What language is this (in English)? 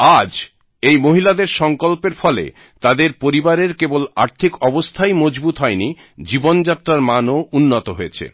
Bangla